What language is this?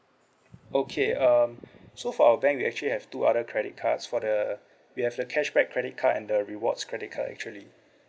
English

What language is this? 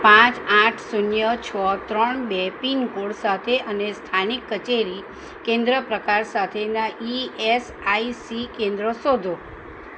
Gujarati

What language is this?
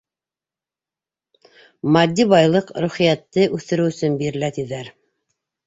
Bashkir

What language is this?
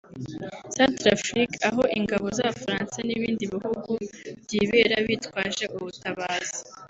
Kinyarwanda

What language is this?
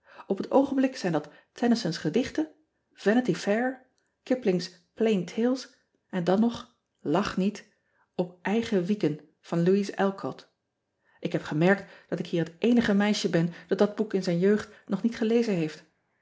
Dutch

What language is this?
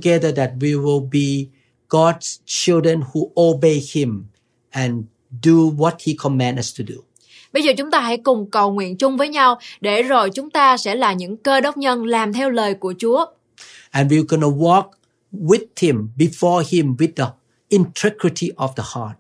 Vietnamese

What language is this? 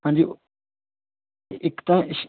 Punjabi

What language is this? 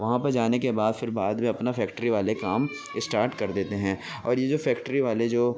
Urdu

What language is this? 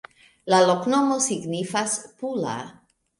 Esperanto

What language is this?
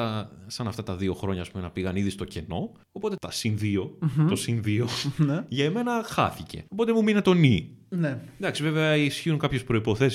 Greek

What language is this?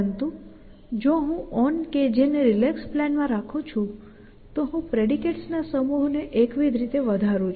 Gujarati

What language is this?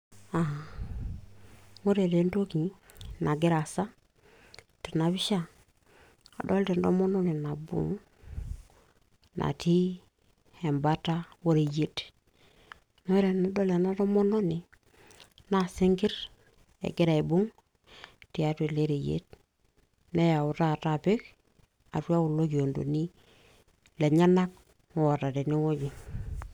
Masai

